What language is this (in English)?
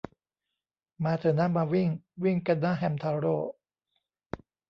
Thai